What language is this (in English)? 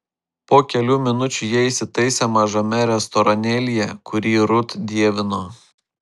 Lithuanian